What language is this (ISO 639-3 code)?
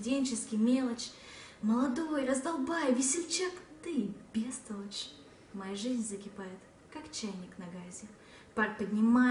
rus